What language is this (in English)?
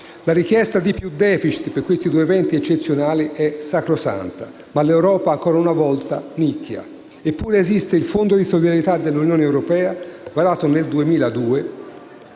Italian